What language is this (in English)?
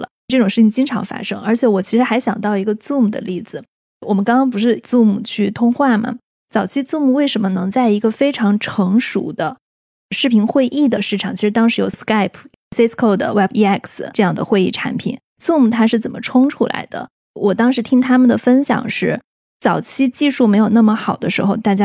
Chinese